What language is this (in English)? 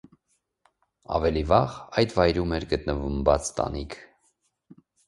Armenian